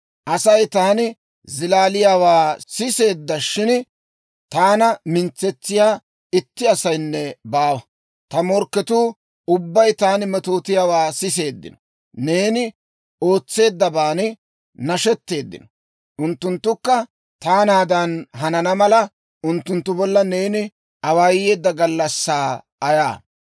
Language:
Dawro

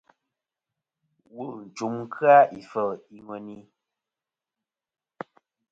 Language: Kom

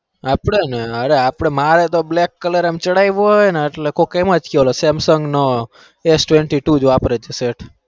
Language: Gujarati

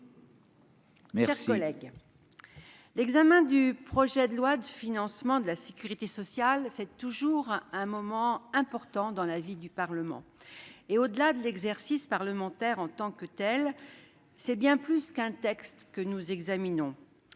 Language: French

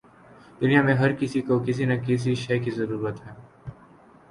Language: Urdu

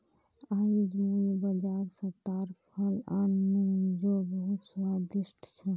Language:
Magahi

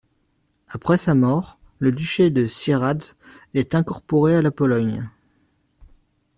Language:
French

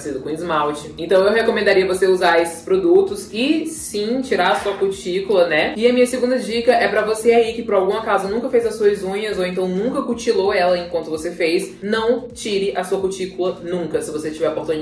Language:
Portuguese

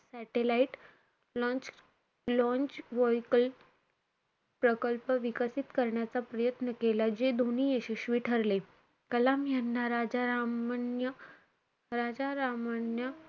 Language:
Marathi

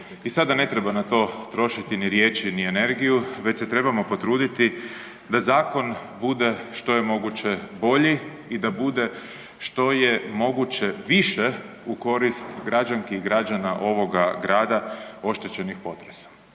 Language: Croatian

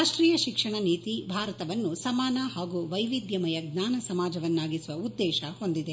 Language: Kannada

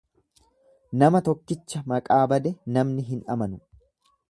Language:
Oromo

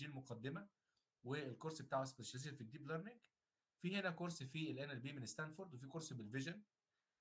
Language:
Arabic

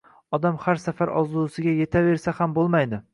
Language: Uzbek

